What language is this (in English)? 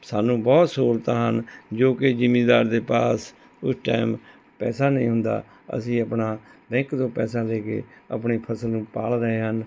Punjabi